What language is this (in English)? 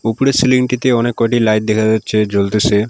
Bangla